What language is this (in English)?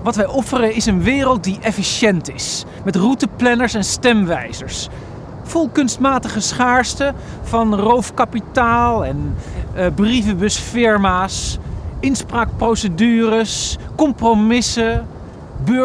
Dutch